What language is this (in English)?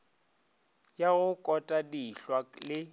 Northern Sotho